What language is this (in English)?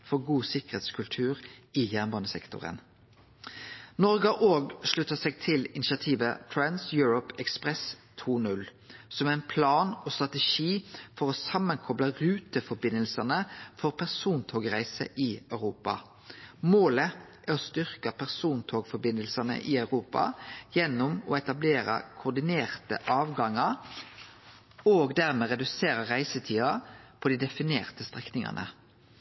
Norwegian Nynorsk